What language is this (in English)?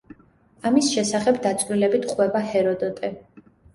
Georgian